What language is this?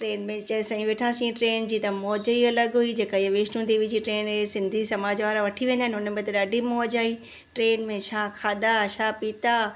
Sindhi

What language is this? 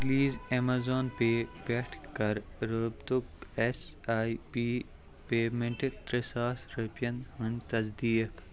Kashmiri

